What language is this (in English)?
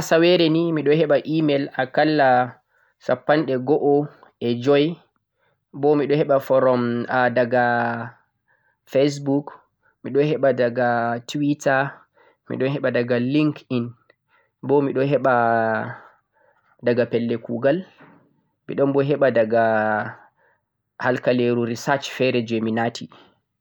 Central-Eastern Niger Fulfulde